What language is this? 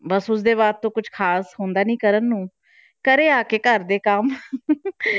Punjabi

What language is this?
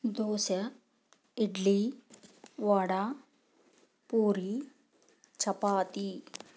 Telugu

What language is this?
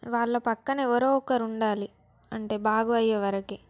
Telugu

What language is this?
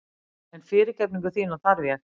Icelandic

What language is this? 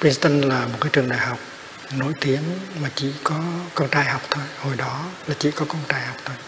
Vietnamese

